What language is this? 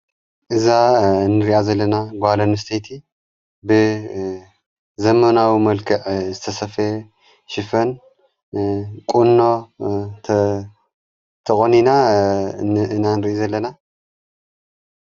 Tigrinya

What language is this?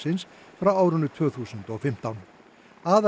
Icelandic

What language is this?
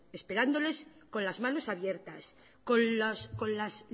Spanish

